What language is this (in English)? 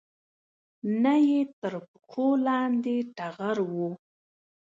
Pashto